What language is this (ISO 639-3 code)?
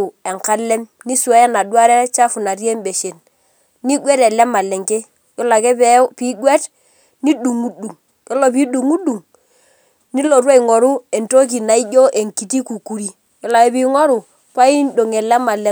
mas